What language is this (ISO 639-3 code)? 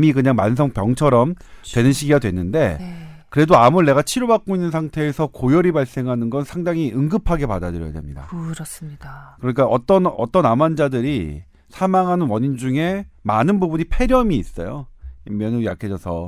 kor